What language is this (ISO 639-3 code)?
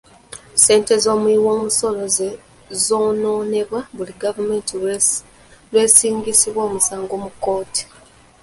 lug